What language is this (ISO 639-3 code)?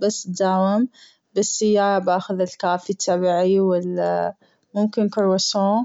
afb